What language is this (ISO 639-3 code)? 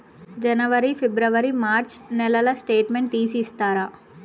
tel